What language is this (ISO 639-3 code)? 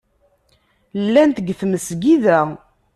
kab